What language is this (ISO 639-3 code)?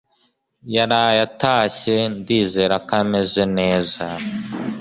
kin